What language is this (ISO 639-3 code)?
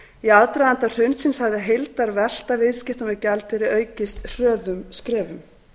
isl